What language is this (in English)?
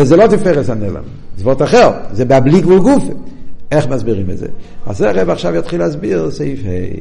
Hebrew